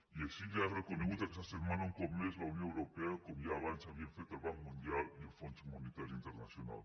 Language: Catalan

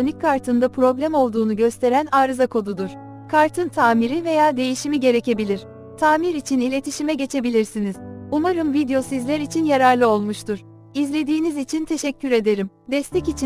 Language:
Turkish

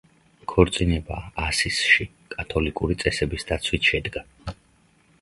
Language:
Georgian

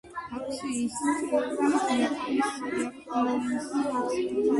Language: Georgian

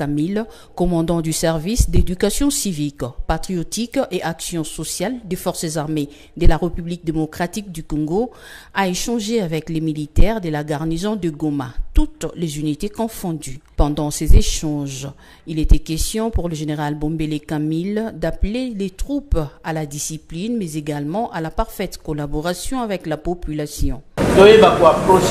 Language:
French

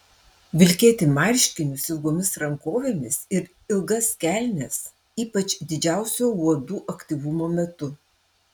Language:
Lithuanian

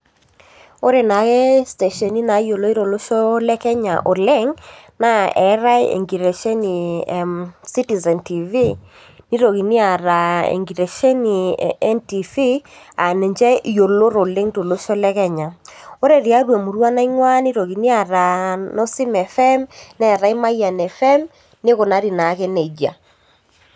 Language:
Masai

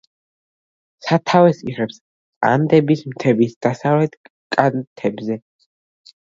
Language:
Georgian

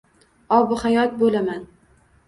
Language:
Uzbek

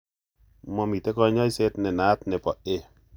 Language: Kalenjin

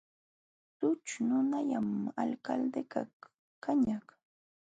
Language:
Jauja Wanca Quechua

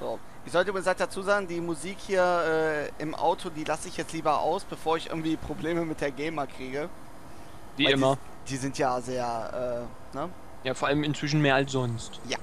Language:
German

